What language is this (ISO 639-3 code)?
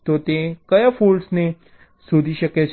guj